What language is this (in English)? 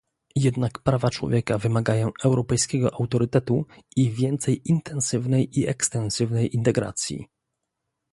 Polish